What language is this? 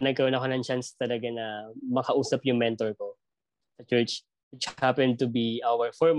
Filipino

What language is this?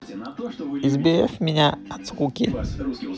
Russian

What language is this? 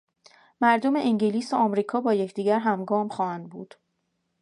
Persian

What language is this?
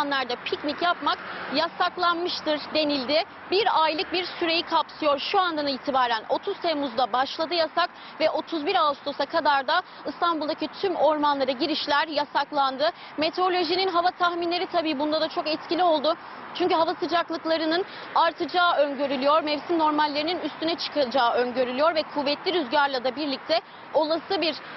Turkish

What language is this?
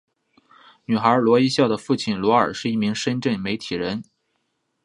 Chinese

